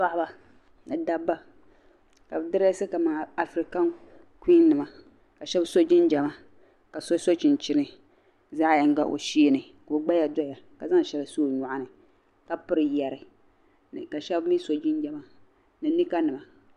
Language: Dagbani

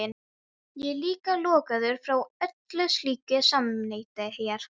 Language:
Icelandic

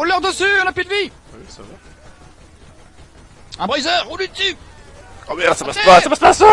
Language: French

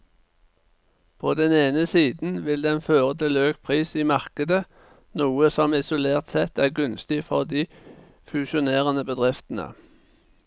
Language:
Norwegian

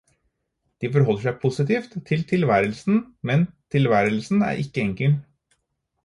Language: Norwegian Bokmål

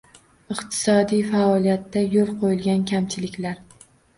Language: Uzbek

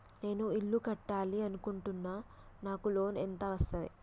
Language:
Telugu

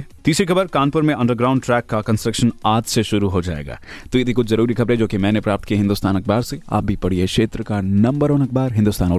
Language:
Hindi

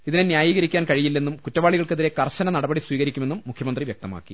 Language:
Malayalam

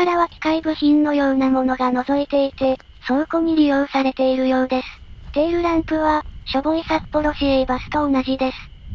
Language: Japanese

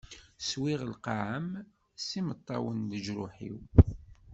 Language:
Kabyle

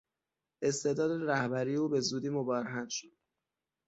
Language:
Persian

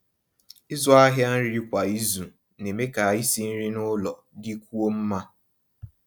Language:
Igbo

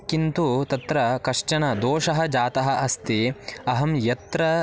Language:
Sanskrit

